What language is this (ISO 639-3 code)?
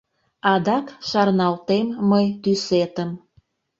chm